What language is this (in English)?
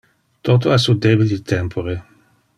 Interlingua